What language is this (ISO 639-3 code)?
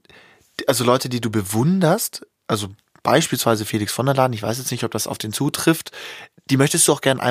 deu